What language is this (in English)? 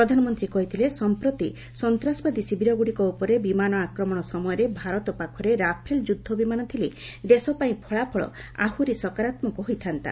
Odia